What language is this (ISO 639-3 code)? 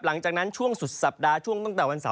tha